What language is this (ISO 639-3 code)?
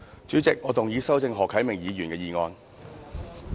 yue